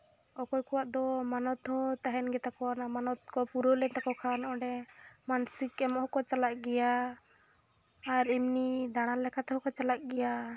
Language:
Santali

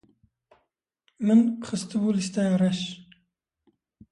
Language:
Kurdish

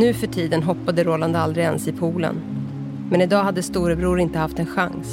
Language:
Swedish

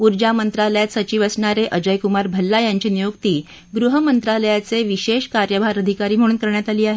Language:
Marathi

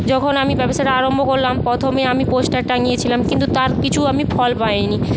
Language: Bangla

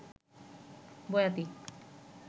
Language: Bangla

